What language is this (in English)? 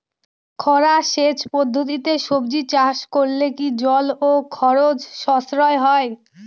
Bangla